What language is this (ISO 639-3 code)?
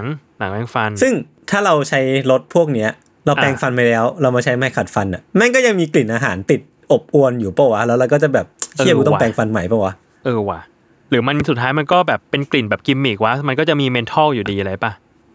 tha